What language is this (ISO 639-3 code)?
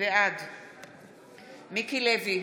heb